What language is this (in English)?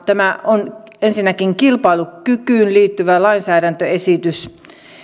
Finnish